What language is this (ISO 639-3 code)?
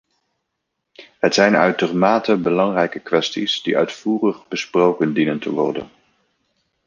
nld